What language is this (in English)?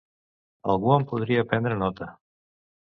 Catalan